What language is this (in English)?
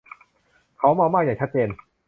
Thai